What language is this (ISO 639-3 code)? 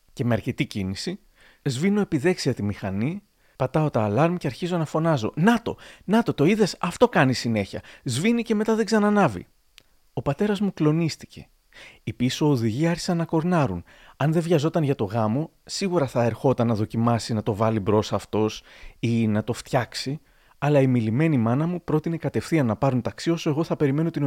ell